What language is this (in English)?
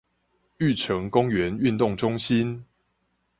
Chinese